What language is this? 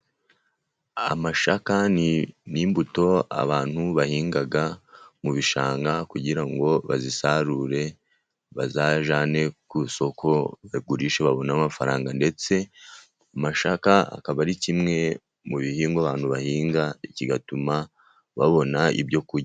Kinyarwanda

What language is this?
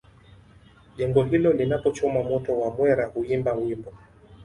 Swahili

